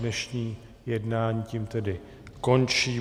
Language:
Czech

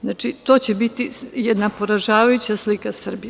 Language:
Serbian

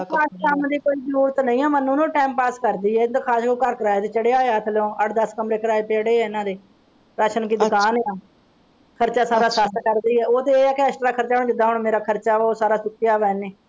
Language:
Punjabi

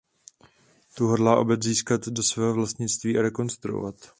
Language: Czech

